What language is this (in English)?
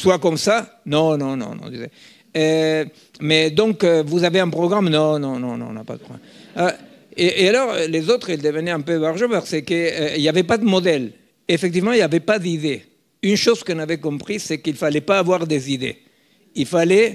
French